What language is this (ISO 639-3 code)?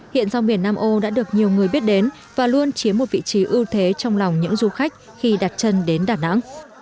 vie